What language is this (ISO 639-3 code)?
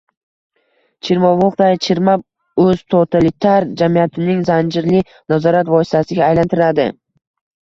uzb